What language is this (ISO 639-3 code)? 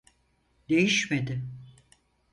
tur